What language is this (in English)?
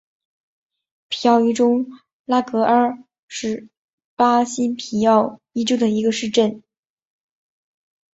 Chinese